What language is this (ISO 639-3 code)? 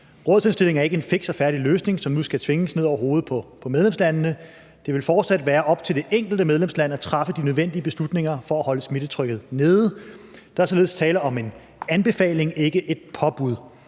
dan